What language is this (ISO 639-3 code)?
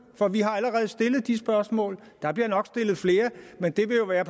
dan